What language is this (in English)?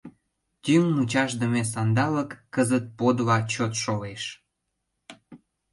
Mari